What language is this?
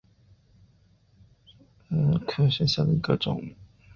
Chinese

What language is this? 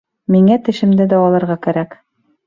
Bashkir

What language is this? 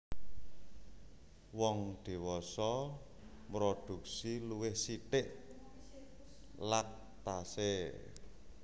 Javanese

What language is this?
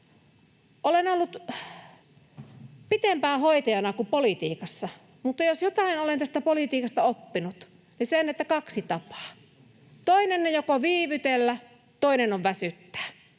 Finnish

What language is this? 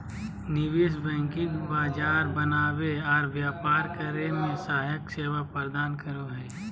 Magahi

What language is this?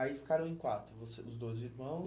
Portuguese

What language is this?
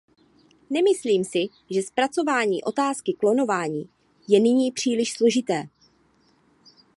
Czech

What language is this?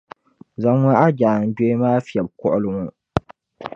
Dagbani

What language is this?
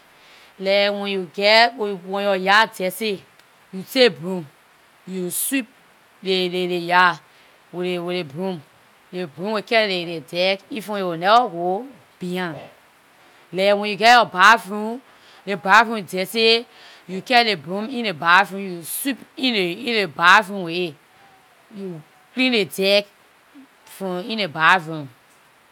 Liberian English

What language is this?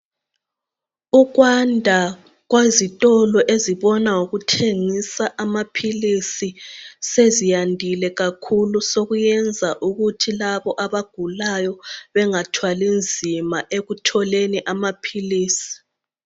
North Ndebele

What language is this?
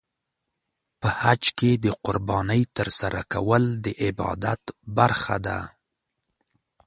Pashto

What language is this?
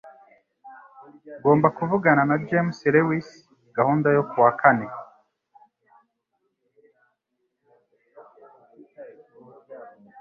Kinyarwanda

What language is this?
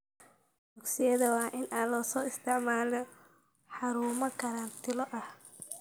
Somali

